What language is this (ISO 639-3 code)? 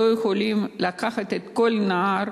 heb